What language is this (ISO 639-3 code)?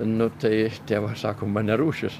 lit